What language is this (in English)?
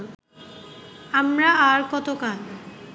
Bangla